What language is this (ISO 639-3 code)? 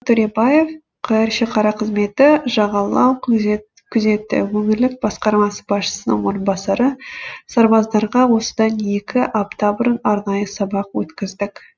kaz